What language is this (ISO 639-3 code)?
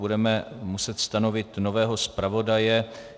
ces